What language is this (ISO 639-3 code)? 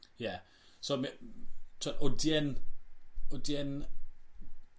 cym